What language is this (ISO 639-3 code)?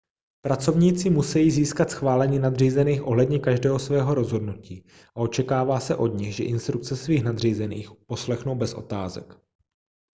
ces